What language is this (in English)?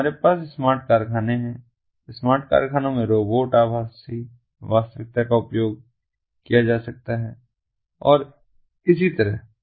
Hindi